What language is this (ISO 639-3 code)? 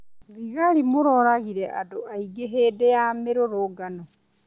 kik